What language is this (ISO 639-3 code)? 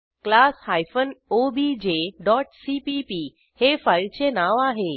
mar